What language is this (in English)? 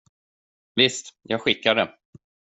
Swedish